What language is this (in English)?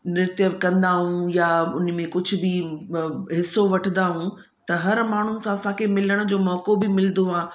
Sindhi